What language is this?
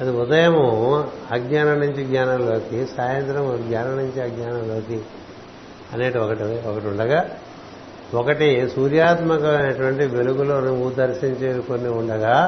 Telugu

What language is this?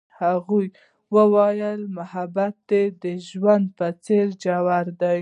Pashto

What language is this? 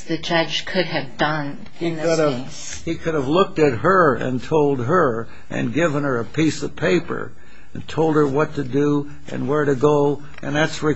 English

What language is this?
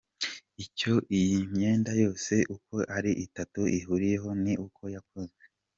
Kinyarwanda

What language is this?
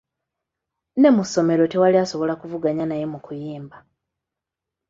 Ganda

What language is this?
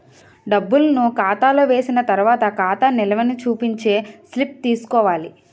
Telugu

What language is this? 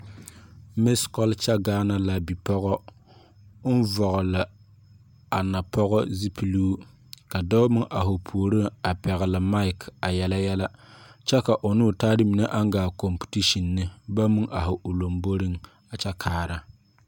Southern Dagaare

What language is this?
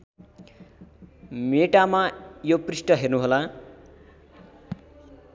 Nepali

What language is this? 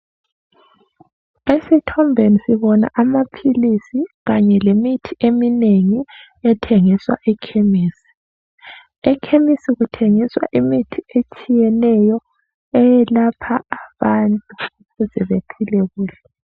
North Ndebele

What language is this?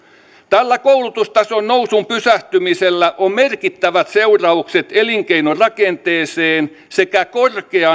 Finnish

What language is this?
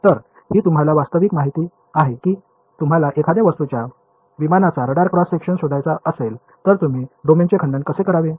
Marathi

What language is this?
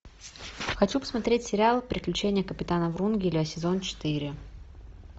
Russian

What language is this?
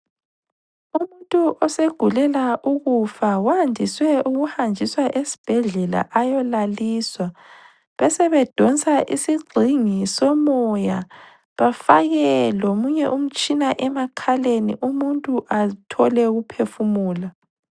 North Ndebele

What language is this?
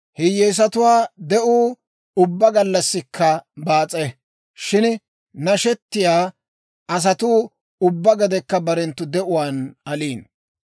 Dawro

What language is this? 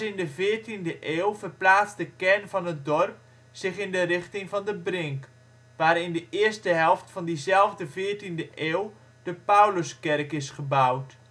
Dutch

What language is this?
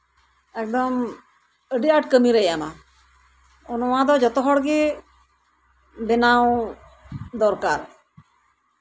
Santali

